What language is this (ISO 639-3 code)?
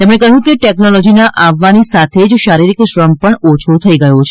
guj